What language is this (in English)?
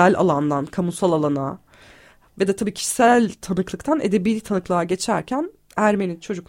Turkish